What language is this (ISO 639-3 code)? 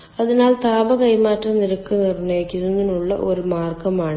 mal